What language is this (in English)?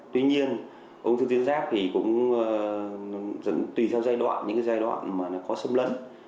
Vietnamese